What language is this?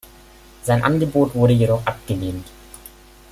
German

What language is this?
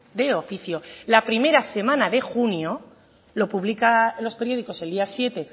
Spanish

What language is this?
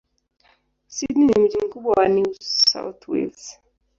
Swahili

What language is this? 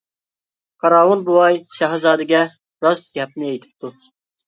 Uyghur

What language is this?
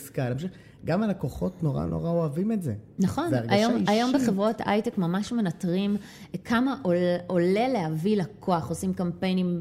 Hebrew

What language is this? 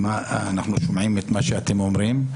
Hebrew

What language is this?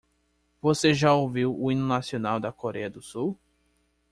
Portuguese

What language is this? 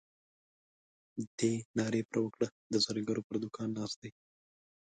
Pashto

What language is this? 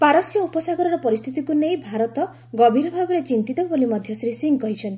Odia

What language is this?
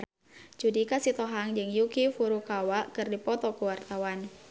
Sundanese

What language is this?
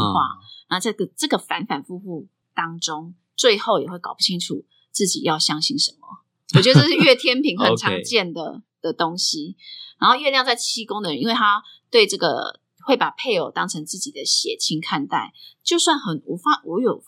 Chinese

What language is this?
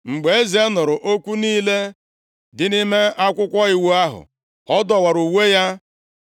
Igbo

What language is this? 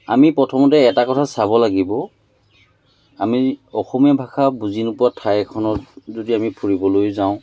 Assamese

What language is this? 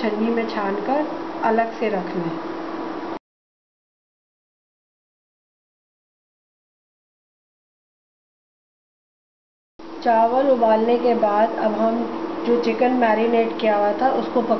Hindi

